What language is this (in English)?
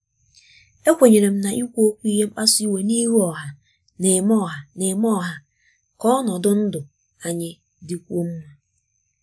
Igbo